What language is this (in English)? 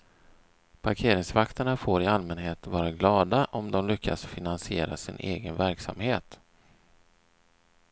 Swedish